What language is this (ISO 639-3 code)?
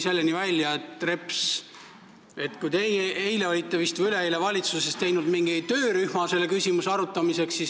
est